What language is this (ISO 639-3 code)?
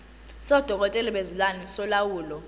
zul